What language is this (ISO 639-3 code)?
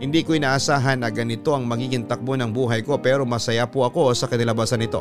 fil